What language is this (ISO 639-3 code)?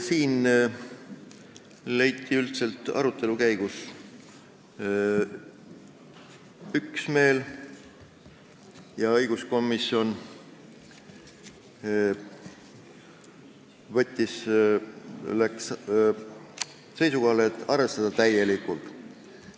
est